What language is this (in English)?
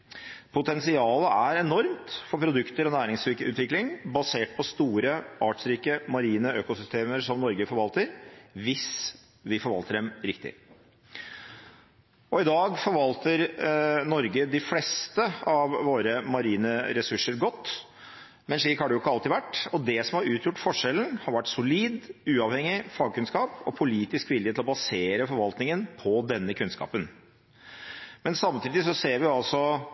Norwegian Bokmål